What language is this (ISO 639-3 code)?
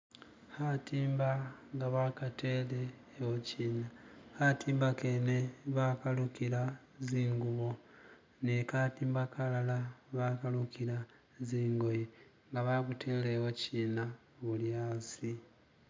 myx